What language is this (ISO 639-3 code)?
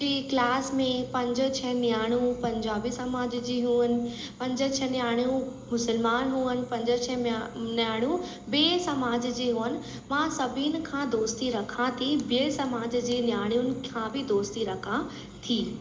snd